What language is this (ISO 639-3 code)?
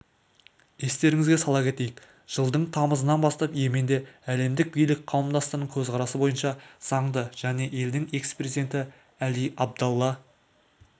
kaz